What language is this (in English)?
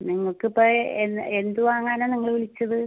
Malayalam